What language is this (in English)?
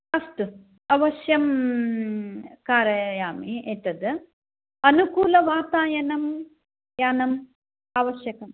Sanskrit